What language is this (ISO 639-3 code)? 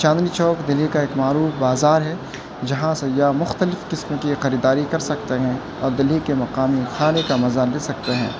urd